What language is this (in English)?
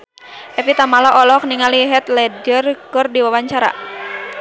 Sundanese